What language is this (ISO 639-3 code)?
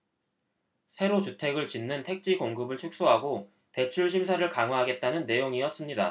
kor